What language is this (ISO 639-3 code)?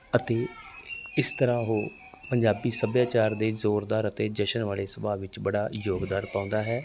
pan